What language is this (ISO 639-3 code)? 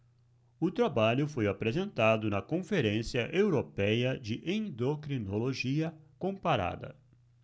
por